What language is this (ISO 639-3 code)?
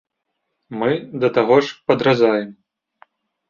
bel